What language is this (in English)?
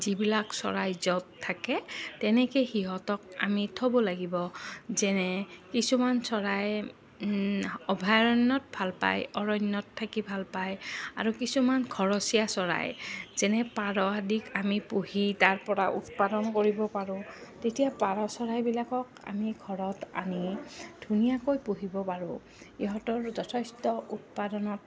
Assamese